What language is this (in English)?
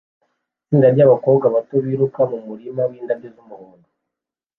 Kinyarwanda